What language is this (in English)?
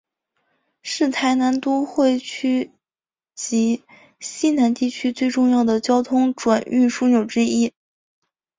Chinese